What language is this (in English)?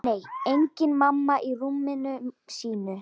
Icelandic